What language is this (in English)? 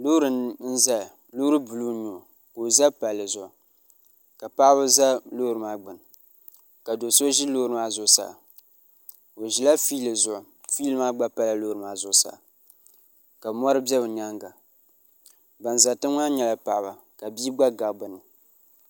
Dagbani